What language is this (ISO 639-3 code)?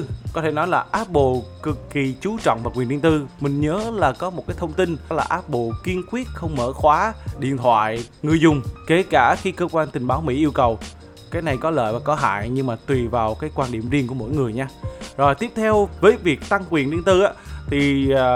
vie